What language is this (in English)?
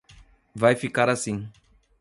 Portuguese